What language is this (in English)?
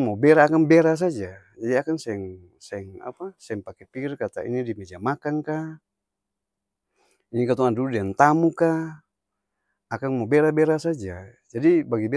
Ambonese Malay